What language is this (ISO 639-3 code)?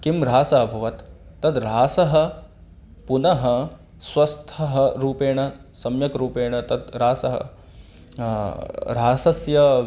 san